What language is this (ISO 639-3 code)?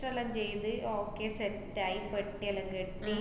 mal